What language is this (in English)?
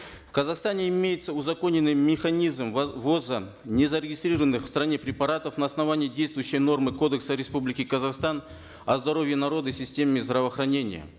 Kazakh